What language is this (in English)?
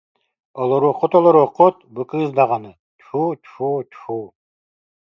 Yakut